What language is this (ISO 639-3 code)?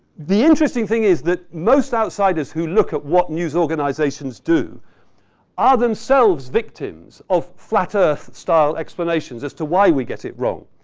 eng